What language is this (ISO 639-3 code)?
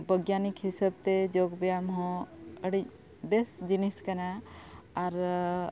sat